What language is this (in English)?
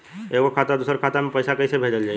Bhojpuri